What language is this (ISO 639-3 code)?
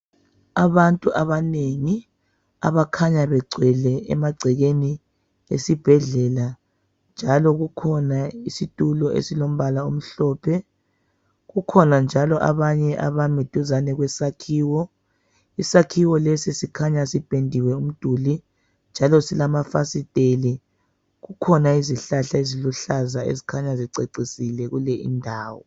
nde